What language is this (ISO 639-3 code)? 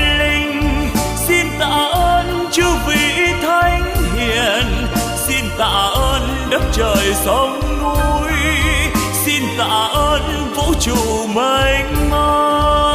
vie